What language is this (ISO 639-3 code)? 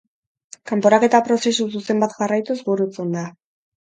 eus